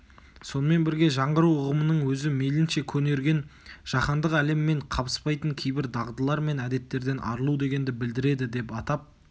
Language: Kazakh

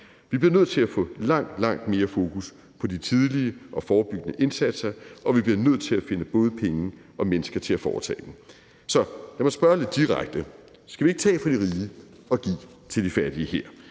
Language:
Danish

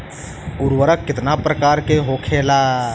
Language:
Bhojpuri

